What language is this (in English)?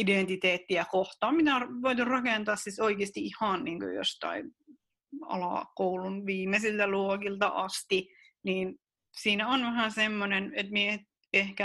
Finnish